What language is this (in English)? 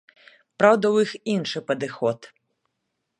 Belarusian